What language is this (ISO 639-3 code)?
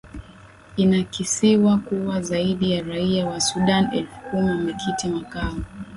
swa